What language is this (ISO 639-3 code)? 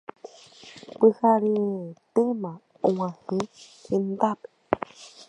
grn